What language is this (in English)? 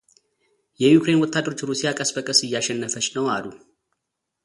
Amharic